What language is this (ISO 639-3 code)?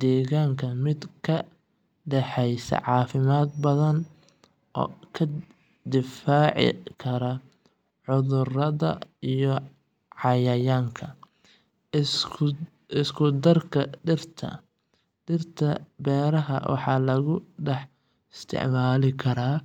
som